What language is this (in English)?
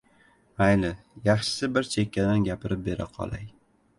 Uzbek